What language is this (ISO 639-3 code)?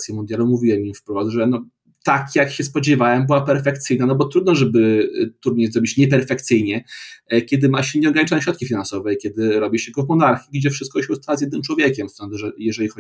pol